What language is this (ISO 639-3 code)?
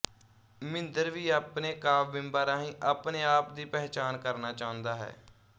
pan